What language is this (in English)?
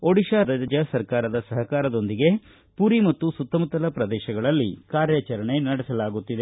Kannada